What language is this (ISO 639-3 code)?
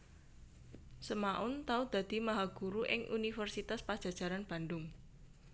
jav